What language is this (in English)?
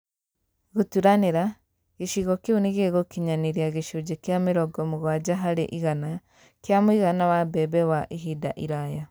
Kikuyu